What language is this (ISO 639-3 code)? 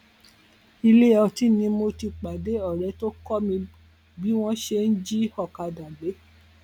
yor